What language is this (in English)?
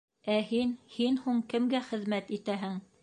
Bashkir